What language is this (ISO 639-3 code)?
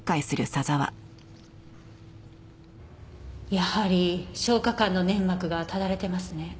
jpn